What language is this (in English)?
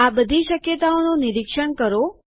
Gujarati